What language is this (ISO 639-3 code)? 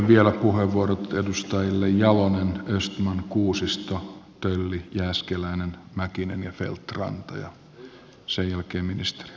fin